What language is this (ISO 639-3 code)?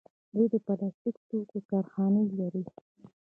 pus